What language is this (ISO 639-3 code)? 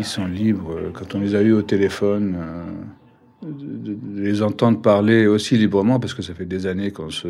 fra